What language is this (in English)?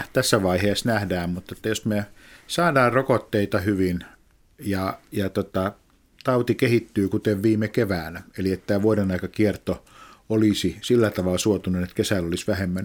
Finnish